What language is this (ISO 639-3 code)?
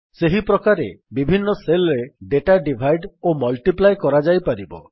ori